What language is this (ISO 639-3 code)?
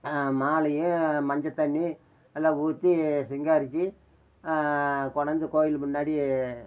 tam